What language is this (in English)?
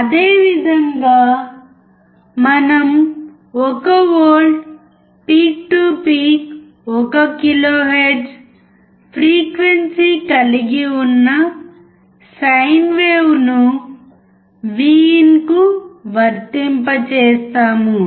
Telugu